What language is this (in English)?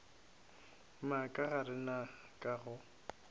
Northern Sotho